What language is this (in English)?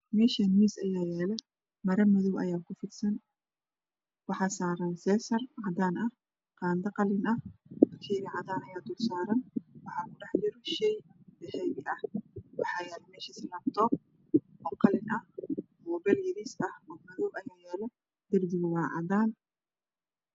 Somali